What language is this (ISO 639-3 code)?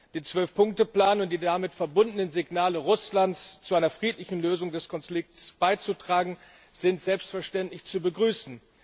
deu